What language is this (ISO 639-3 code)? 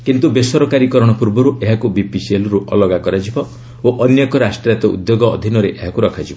ori